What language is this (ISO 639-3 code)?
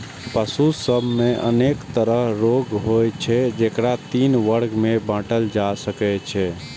mai